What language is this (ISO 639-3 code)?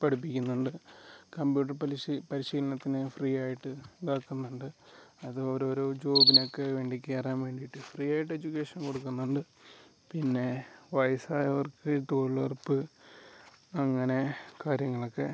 mal